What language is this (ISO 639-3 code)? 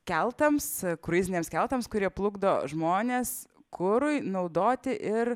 lit